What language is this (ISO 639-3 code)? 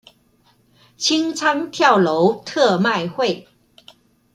zho